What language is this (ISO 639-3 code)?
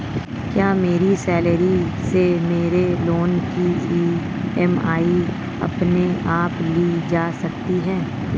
hin